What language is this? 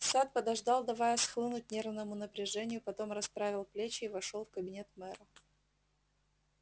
Russian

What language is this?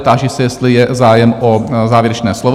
Czech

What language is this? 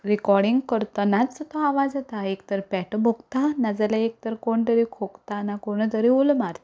Konkani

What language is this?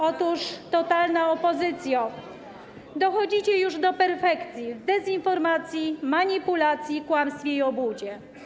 Polish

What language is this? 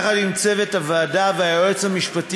Hebrew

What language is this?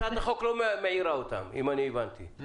Hebrew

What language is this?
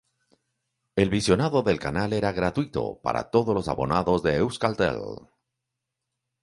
Spanish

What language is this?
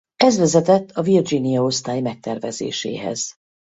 Hungarian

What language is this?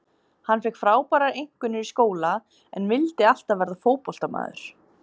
Icelandic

